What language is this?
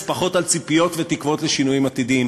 Hebrew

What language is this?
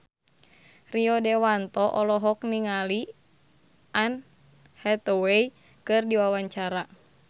Sundanese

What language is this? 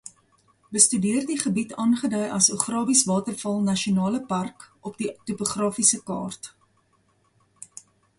Afrikaans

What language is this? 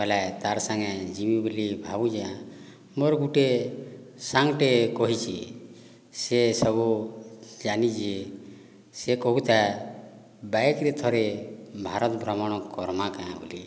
Odia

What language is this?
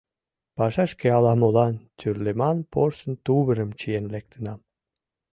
Mari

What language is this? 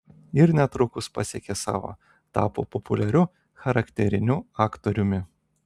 Lithuanian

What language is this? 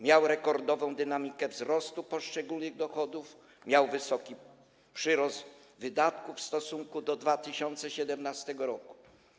Polish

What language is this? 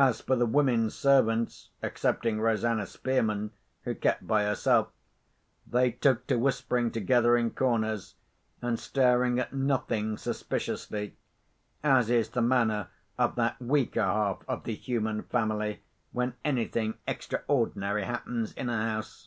English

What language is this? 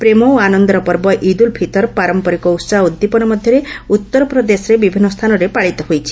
Odia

